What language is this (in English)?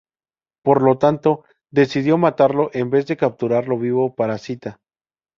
Spanish